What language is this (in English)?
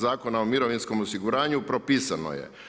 Croatian